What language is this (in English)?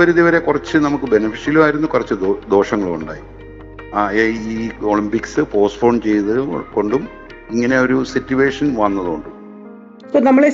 Malayalam